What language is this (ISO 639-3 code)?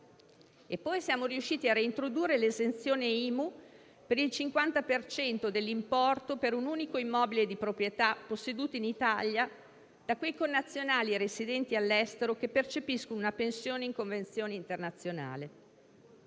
ita